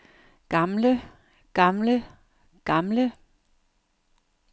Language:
Danish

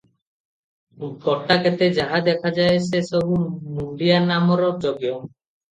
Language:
Odia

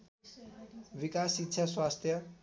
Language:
Nepali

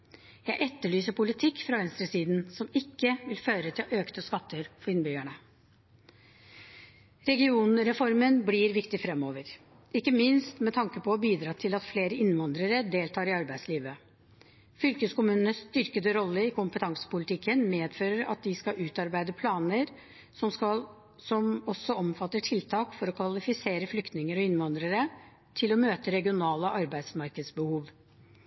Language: Norwegian Bokmål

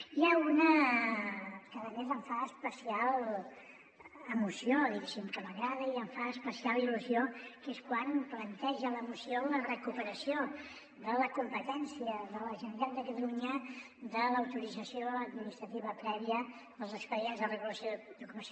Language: Catalan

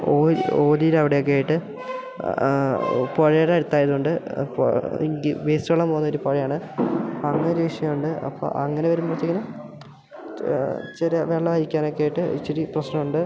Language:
Malayalam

